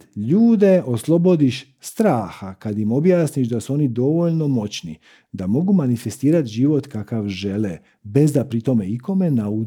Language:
Croatian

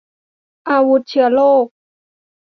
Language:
Thai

